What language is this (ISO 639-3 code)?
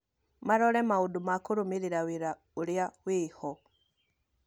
kik